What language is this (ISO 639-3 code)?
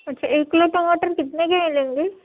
urd